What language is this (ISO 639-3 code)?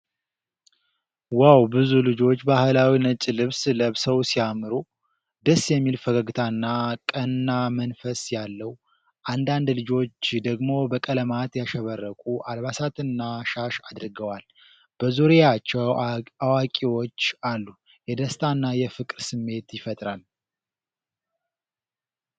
amh